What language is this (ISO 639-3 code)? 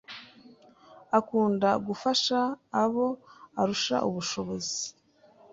kin